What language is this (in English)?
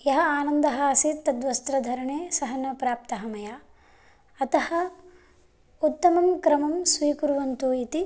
Sanskrit